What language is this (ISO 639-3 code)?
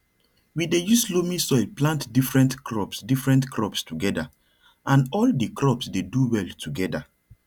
pcm